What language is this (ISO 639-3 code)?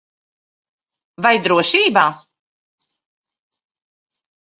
lav